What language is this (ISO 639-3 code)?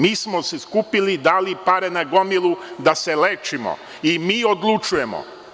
srp